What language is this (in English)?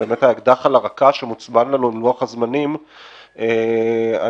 Hebrew